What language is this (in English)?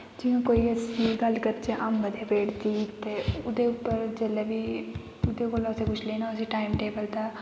Dogri